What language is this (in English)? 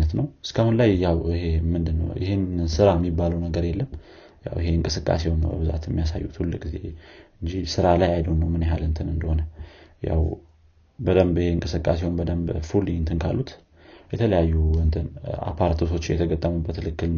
Amharic